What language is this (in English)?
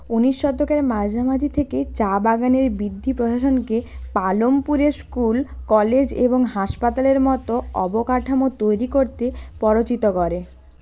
Bangla